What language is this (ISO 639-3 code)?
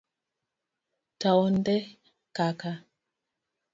luo